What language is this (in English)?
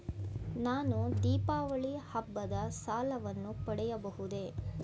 Kannada